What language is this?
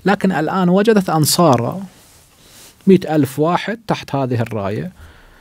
Arabic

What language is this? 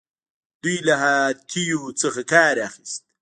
Pashto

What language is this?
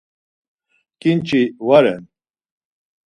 Laz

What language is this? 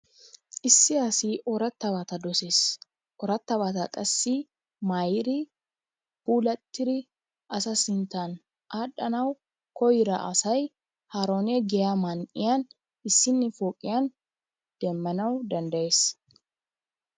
Wolaytta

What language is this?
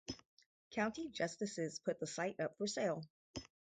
English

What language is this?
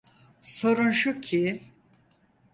Turkish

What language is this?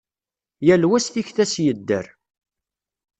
Kabyle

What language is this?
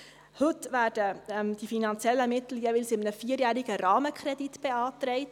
Swiss German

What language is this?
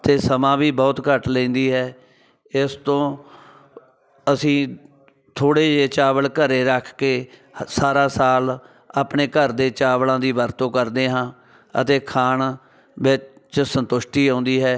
Punjabi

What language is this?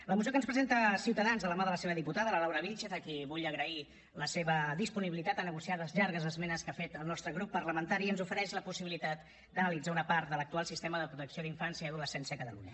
Catalan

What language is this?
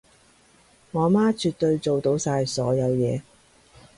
Cantonese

